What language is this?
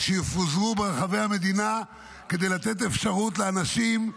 Hebrew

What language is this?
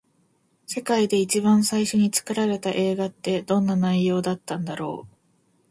Japanese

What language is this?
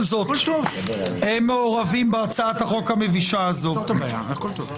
Hebrew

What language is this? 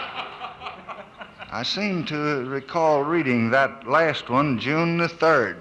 English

